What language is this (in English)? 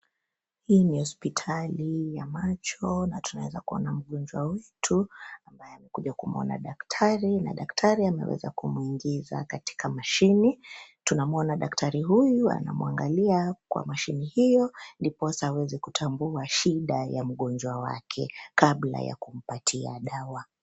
Swahili